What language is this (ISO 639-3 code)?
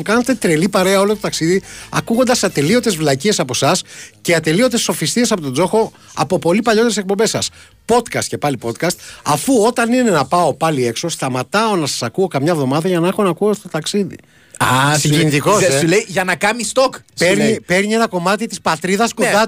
ell